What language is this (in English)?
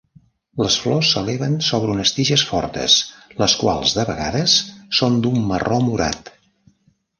Catalan